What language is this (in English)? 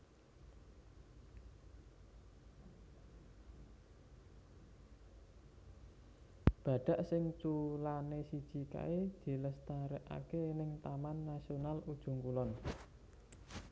Javanese